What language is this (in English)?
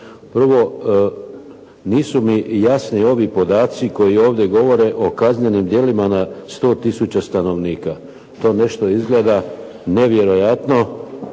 Croatian